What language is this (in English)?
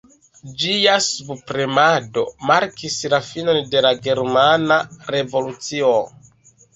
Esperanto